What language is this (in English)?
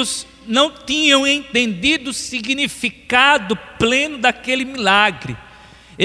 Portuguese